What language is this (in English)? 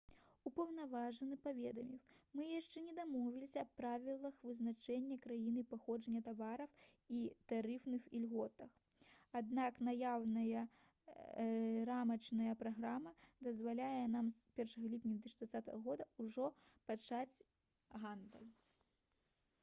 Belarusian